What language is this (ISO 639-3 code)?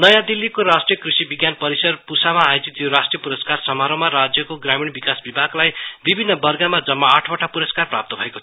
nep